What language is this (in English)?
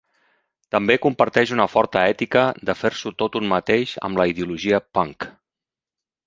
Catalan